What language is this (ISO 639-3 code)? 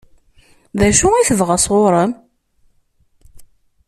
kab